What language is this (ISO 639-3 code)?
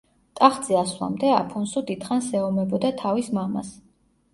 kat